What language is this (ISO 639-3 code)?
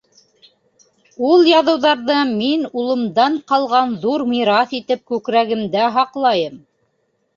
bak